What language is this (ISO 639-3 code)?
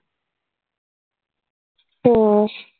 mar